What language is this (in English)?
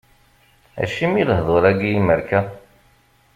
Kabyle